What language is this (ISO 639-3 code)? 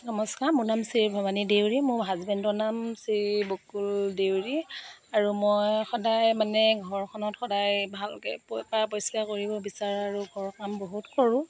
asm